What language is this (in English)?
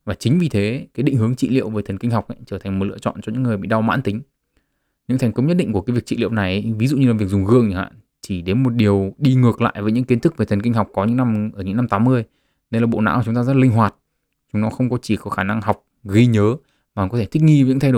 Vietnamese